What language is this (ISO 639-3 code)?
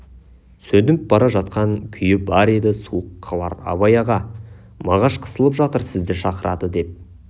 kaz